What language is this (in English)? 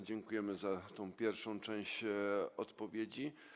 Polish